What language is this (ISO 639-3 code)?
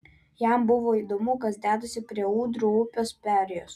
lit